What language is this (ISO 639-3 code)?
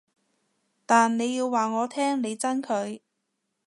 yue